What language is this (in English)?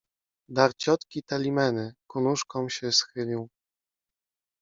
Polish